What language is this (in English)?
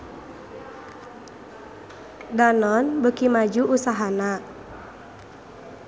Sundanese